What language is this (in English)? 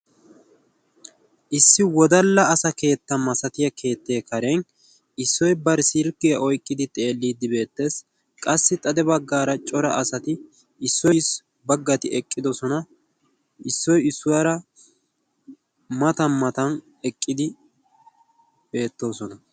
Wolaytta